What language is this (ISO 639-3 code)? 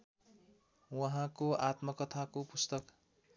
nep